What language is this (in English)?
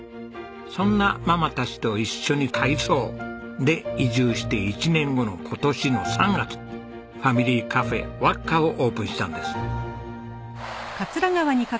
Japanese